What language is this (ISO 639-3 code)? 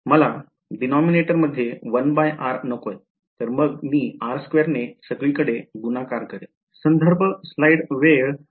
mar